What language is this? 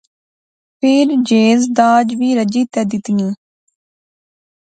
Pahari-Potwari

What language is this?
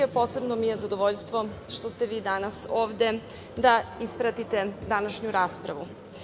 Serbian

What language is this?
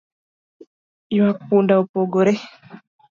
Luo (Kenya and Tanzania)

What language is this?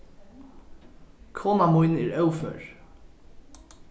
Faroese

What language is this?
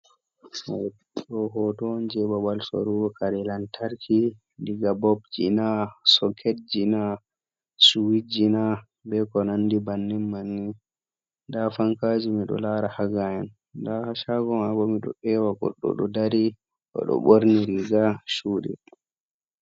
Fula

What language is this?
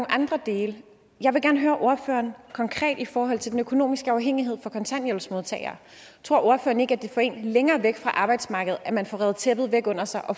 Danish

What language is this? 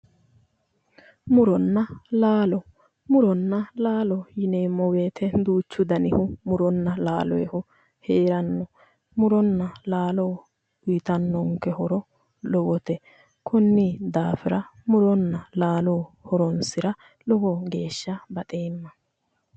Sidamo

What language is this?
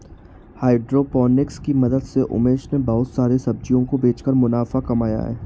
Hindi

